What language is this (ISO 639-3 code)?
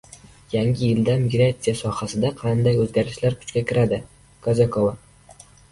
uzb